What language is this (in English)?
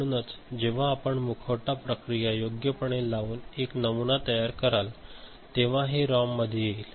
Marathi